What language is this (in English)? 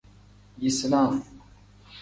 Tem